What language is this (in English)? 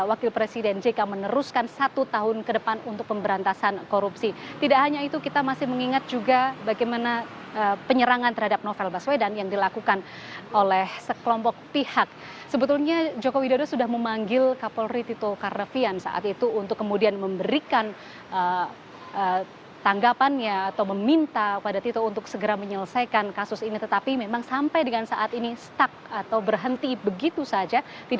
Indonesian